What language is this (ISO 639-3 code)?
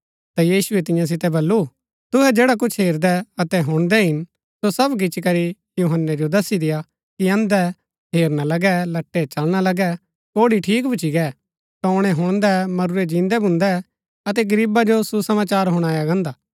gbk